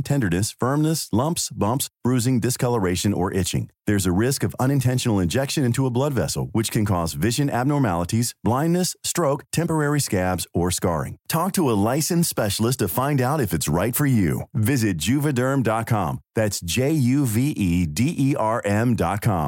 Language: Swedish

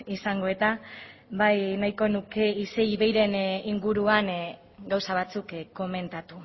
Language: Basque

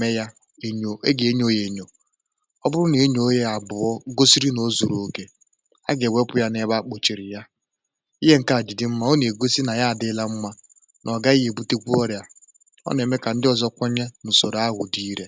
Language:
Igbo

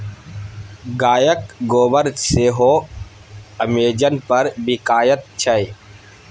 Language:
Maithili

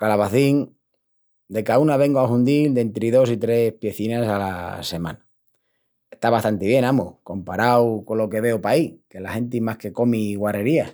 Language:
Extremaduran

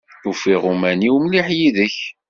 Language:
Kabyle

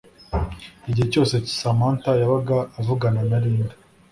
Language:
Kinyarwanda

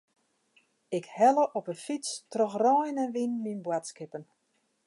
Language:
Western Frisian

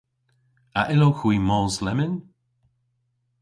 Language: Cornish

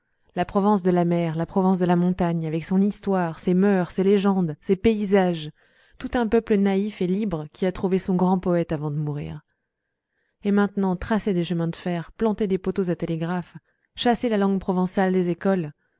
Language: French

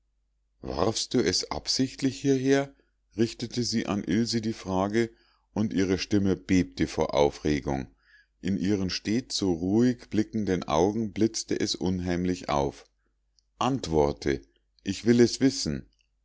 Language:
German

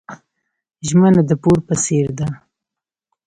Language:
Pashto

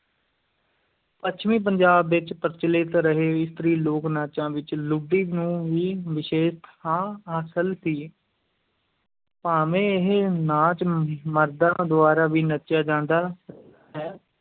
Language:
Punjabi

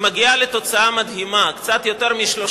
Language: Hebrew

